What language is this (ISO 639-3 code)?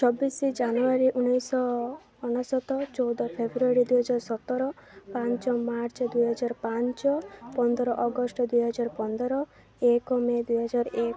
ori